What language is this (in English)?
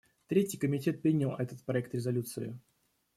Russian